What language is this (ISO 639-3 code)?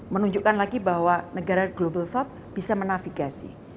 ind